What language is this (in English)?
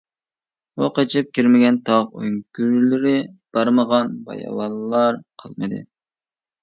Uyghur